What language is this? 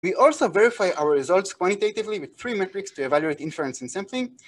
Hebrew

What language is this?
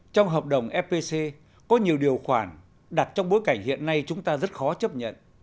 Vietnamese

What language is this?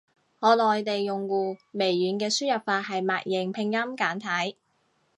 Cantonese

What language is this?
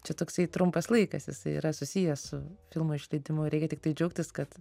Lithuanian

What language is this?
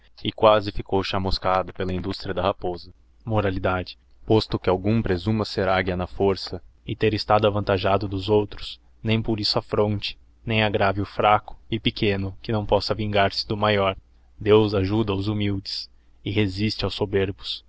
Portuguese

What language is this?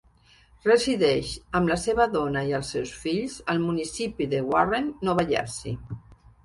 Catalan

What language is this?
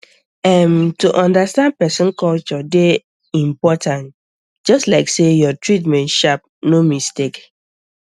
Nigerian Pidgin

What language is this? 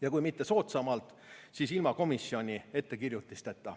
Estonian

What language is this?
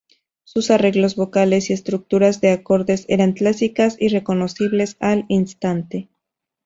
Spanish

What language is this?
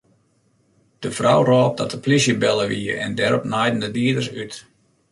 Western Frisian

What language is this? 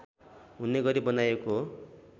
Nepali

